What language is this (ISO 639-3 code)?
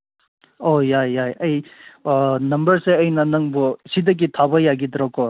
mni